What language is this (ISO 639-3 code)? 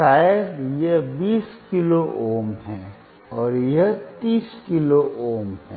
hin